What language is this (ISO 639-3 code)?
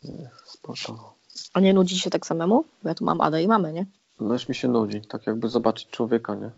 pol